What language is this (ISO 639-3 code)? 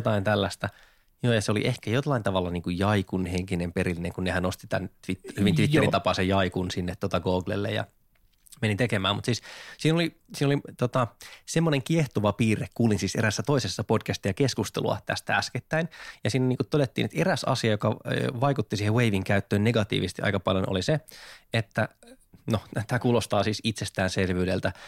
fin